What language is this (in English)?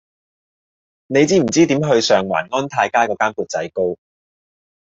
Cantonese